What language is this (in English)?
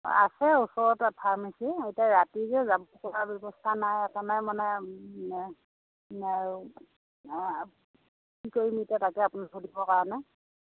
Assamese